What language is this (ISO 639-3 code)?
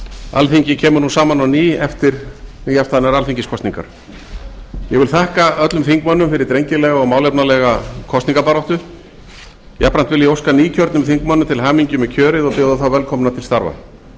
isl